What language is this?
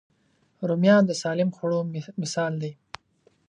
Pashto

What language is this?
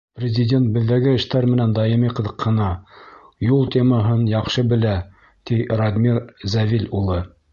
Bashkir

